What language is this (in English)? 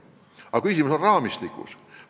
Estonian